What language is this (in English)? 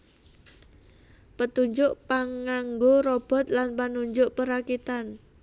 Javanese